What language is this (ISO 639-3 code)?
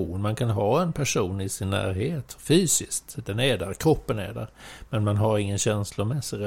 swe